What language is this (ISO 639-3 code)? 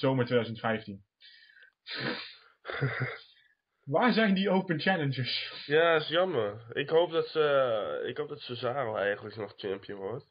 nld